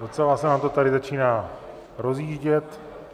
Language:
Czech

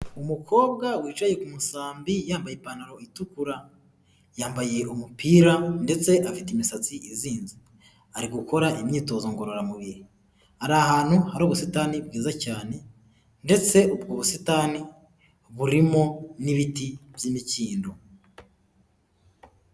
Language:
Kinyarwanda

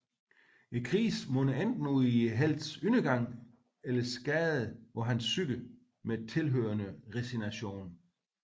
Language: Danish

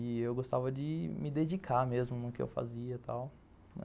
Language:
Portuguese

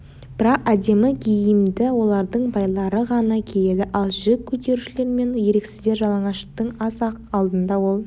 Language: Kazakh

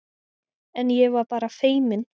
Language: Icelandic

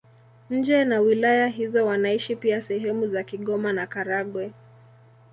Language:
Swahili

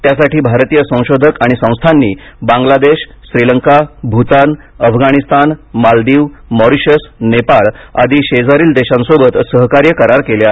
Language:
Marathi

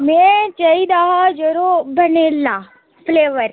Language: Dogri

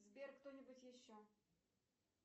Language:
Russian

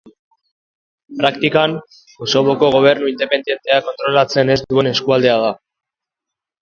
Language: Basque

